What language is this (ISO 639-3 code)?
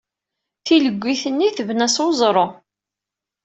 kab